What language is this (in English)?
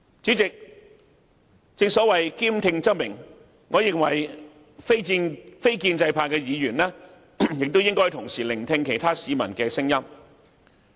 Cantonese